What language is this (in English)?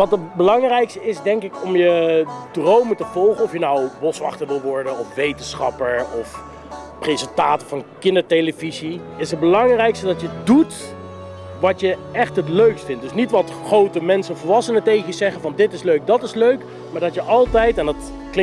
Dutch